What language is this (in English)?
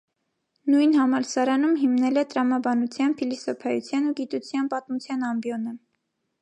Armenian